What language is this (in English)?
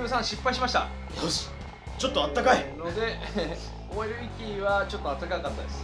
Japanese